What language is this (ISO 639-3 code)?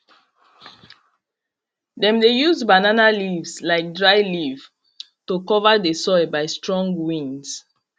pcm